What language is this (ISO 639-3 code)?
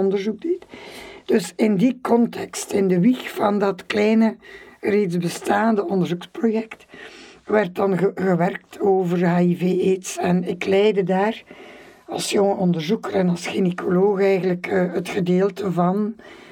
nld